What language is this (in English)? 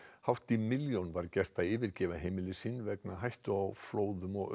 Icelandic